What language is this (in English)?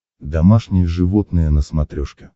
Russian